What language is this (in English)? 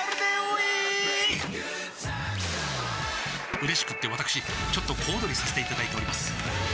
Japanese